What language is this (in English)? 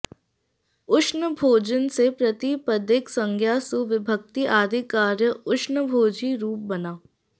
Sanskrit